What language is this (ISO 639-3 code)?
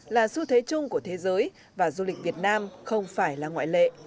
vie